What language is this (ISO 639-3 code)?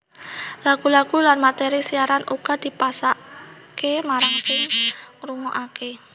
jav